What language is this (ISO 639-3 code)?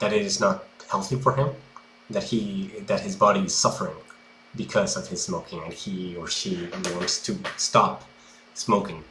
eng